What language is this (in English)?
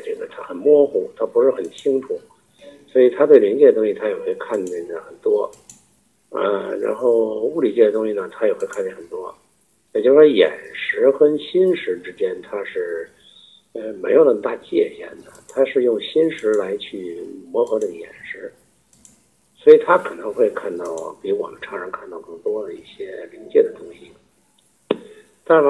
Chinese